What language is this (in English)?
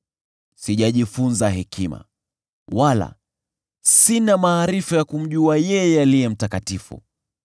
Swahili